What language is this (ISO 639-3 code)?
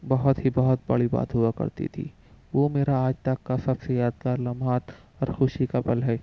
urd